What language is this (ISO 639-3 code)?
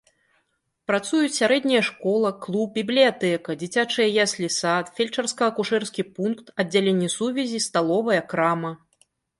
bel